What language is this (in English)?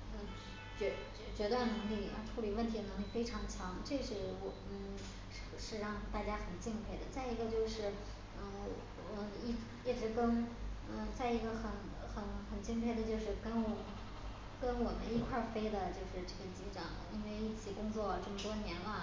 Chinese